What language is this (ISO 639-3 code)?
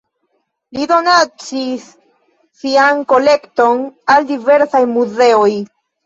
epo